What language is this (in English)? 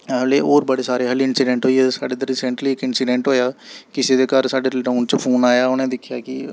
Dogri